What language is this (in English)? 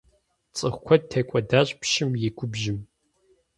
Kabardian